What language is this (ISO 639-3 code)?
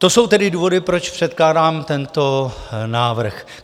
ces